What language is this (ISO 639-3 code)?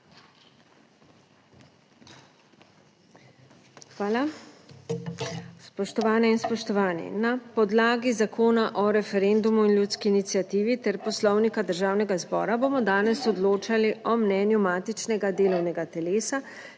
slv